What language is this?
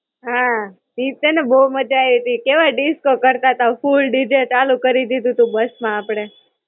Gujarati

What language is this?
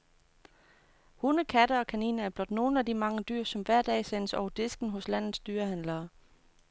Danish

